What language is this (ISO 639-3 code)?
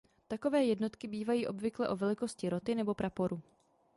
ces